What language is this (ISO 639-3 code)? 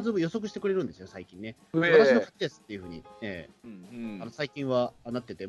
jpn